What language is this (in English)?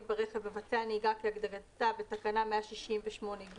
Hebrew